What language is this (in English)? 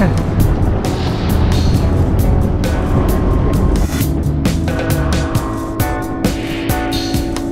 Portuguese